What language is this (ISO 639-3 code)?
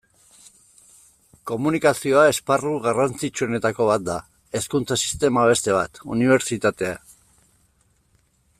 eus